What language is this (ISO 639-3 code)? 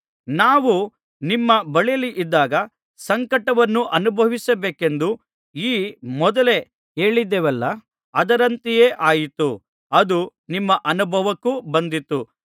kan